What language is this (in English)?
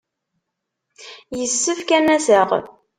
Kabyle